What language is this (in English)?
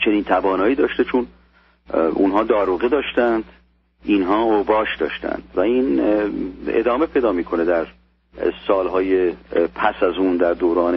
Persian